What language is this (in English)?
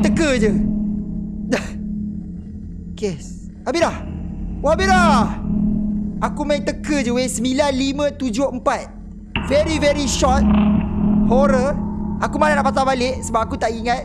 Malay